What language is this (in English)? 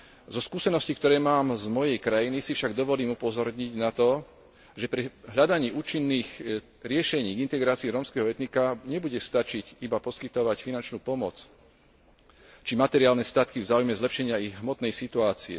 Slovak